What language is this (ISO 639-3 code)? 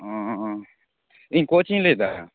sat